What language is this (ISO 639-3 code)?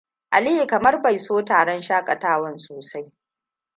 hau